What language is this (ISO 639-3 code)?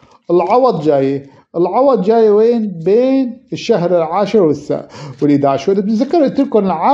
ara